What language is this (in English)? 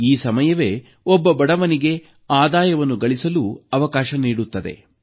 Kannada